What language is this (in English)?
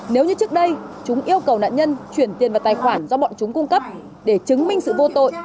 Vietnamese